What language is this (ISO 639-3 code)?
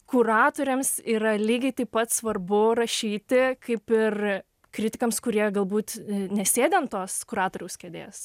lit